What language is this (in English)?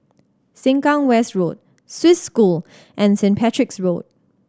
English